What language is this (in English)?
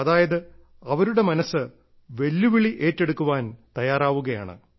Malayalam